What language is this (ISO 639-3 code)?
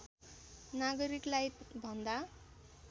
nep